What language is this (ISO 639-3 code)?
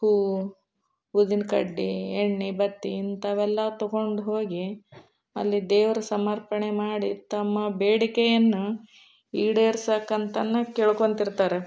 kan